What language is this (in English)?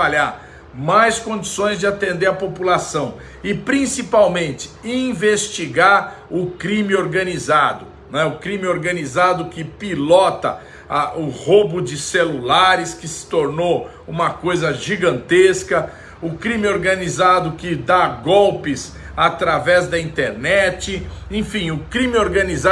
Portuguese